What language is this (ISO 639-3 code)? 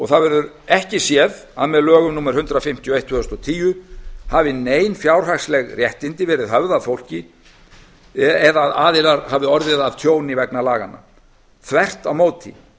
isl